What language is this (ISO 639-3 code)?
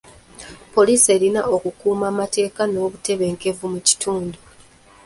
lug